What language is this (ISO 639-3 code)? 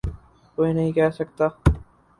urd